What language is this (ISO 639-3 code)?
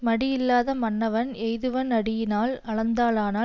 tam